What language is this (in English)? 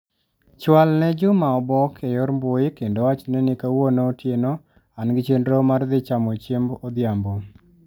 Luo (Kenya and Tanzania)